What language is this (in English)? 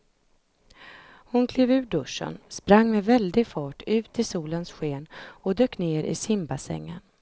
Swedish